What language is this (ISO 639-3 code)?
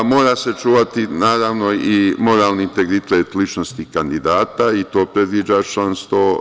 srp